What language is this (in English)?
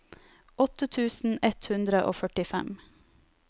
Norwegian